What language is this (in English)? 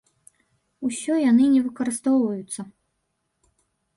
Belarusian